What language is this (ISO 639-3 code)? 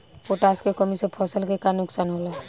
bho